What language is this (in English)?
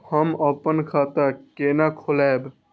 Maithili